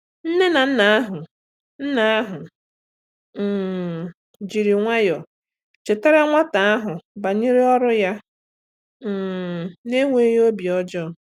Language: Igbo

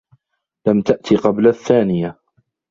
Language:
Arabic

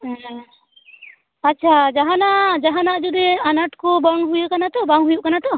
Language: Santali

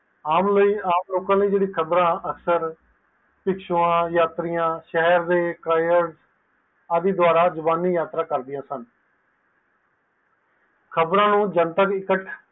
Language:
Punjabi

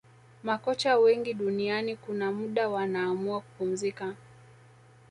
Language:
Swahili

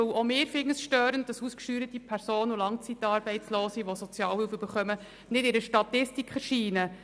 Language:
Swiss German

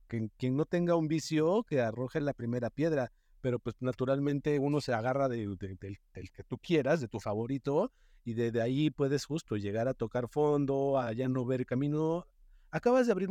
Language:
Spanish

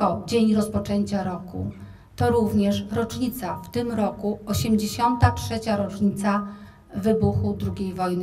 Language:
Polish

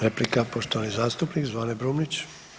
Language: Croatian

